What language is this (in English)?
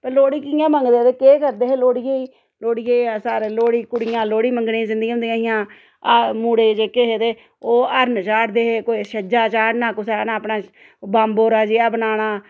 Dogri